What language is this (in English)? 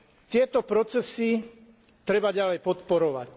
Slovak